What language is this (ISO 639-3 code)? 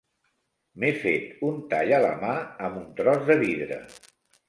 cat